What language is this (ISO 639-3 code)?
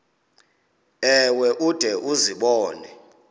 xho